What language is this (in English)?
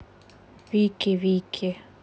Russian